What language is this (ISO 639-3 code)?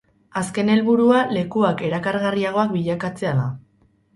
eus